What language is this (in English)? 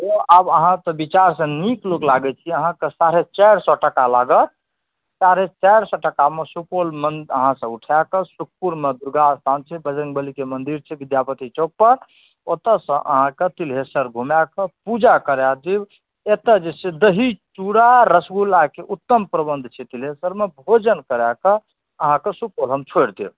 Maithili